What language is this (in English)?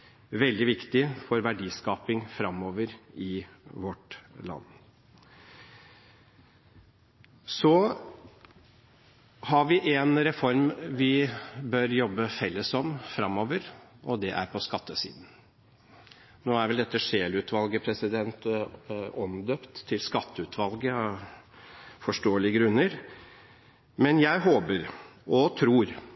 Norwegian Bokmål